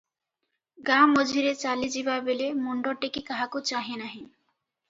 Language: Odia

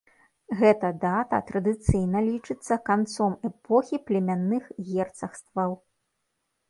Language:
Belarusian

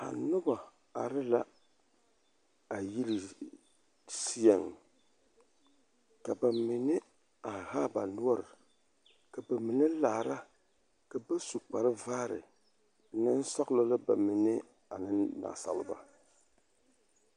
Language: Southern Dagaare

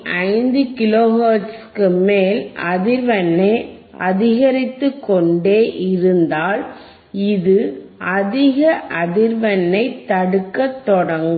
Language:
Tamil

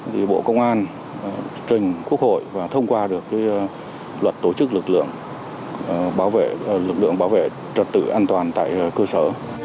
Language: Vietnamese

